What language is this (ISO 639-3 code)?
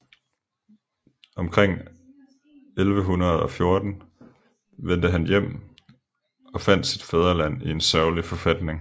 dan